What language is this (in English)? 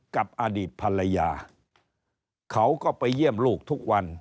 Thai